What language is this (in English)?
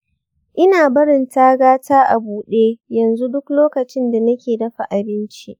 Hausa